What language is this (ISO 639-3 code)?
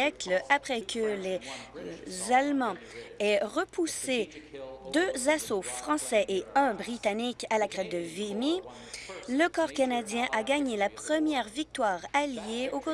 fra